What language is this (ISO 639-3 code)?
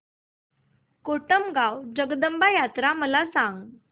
mar